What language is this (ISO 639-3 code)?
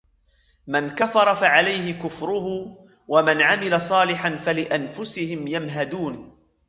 ara